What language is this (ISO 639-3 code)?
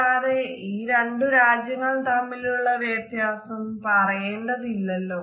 mal